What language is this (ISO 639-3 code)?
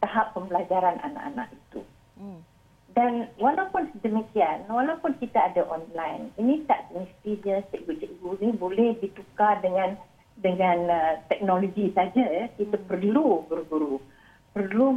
msa